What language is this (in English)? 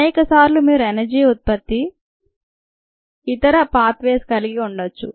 Telugu